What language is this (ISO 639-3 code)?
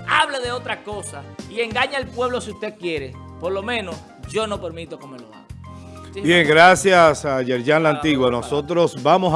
spa